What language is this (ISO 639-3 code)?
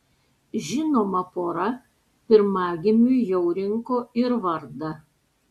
lit